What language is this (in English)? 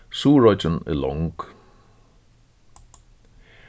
Faroese